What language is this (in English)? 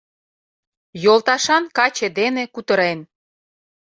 Mari